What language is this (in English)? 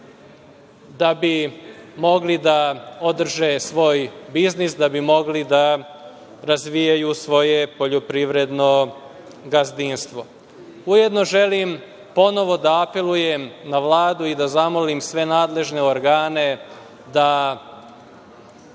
Serbian